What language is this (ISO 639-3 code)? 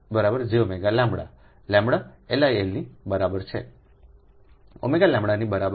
guj